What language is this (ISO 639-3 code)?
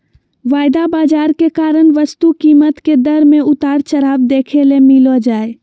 mag